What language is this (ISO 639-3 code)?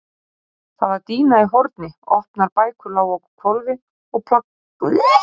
isl